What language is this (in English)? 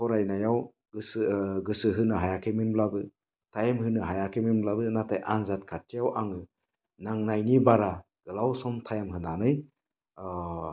Bodo